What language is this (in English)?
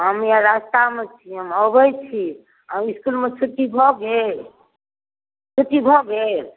Maithili